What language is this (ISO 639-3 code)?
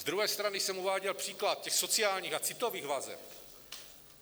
ces